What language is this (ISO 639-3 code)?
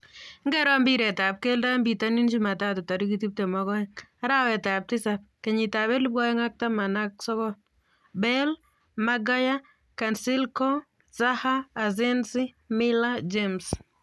kln